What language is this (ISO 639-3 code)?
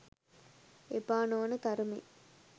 sin